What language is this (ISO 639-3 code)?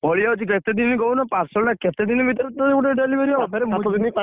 ori